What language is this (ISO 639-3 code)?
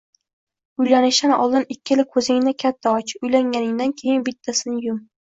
uzb